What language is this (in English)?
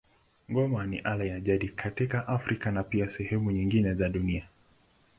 Swahili